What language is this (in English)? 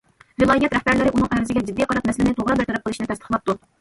Uyghur